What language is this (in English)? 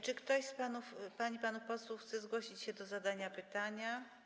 Polish